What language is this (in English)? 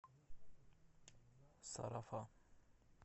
Russian